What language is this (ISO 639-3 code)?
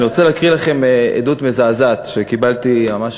heb